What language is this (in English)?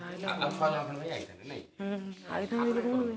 Odia